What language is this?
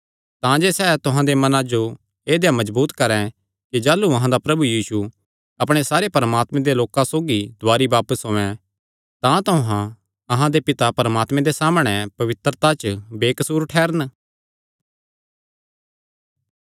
Kangri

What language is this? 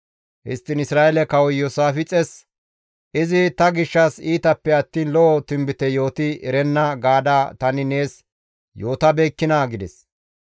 Gamo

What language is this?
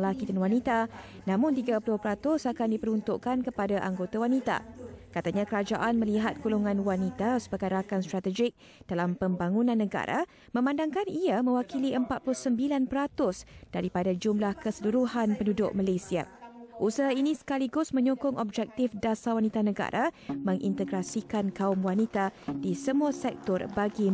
Malay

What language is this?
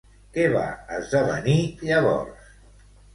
Catalan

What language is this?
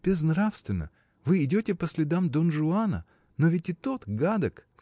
Russian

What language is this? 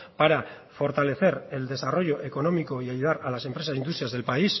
Spanish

